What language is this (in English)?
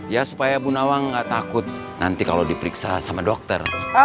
Indonesian